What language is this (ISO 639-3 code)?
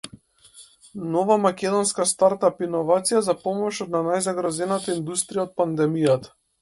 mkd